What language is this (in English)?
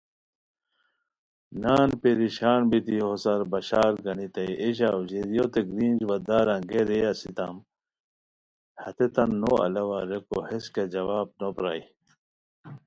Khowar